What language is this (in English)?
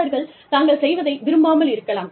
Tamil